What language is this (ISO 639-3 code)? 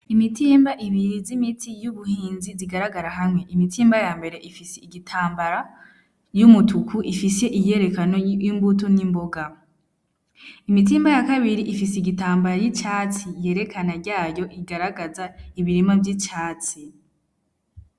run